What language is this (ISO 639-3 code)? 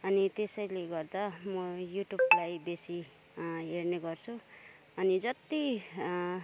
nep